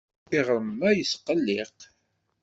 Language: Kabyle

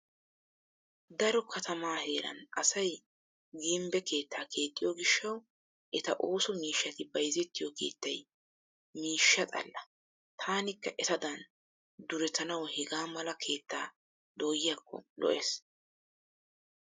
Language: Wolaytta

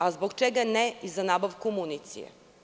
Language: Serbian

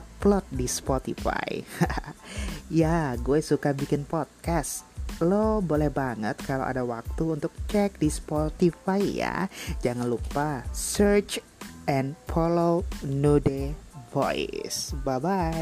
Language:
Indonesian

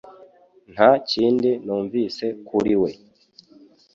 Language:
Kinyarwanda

